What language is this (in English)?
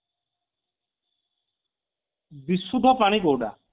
Odia